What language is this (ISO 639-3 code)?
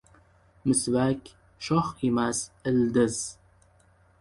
uzb